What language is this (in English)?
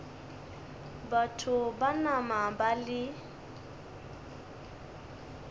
Northern Sotho